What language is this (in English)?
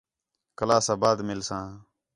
Khetrani